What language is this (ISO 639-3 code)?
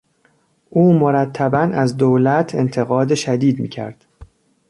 fas